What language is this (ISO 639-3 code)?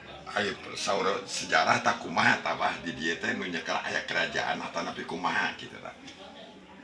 ind